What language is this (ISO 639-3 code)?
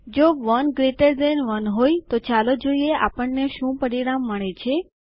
guj